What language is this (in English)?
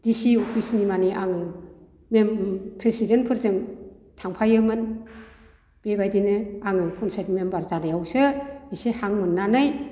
Bodo